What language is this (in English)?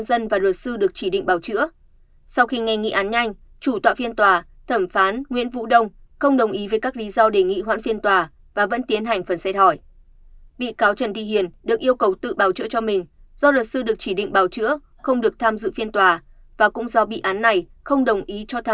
Vietnamese